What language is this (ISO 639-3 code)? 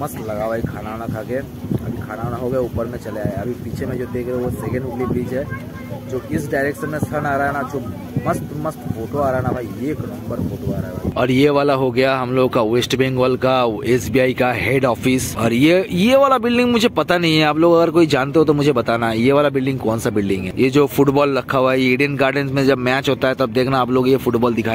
hin